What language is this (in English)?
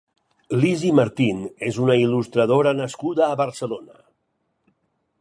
Catalan